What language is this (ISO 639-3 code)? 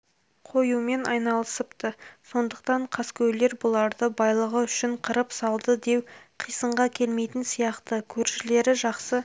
kaz